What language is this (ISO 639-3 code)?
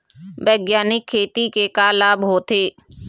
hne